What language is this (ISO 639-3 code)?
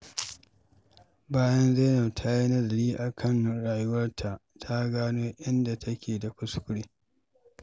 hau